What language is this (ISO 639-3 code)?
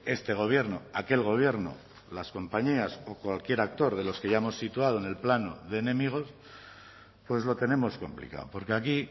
spa